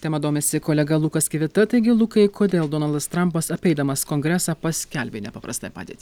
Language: Lithuanian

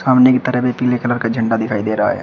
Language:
Hindi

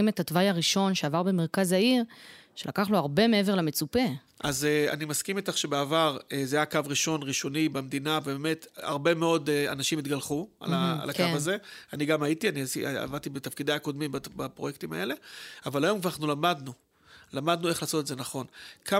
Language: Hebrew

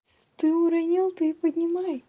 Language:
Russian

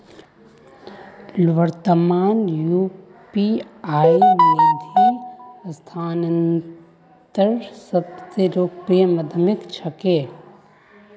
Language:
Magahi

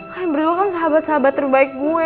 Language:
Indonesian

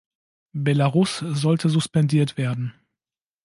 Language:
German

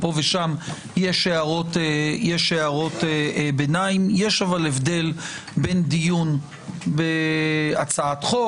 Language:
Hebrew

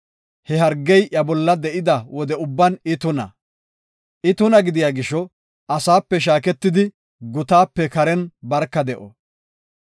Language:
Gofa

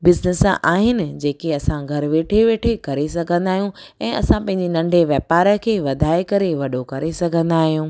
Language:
Sindhi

